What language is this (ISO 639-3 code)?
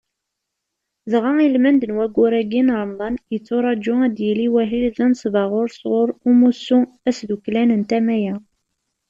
kab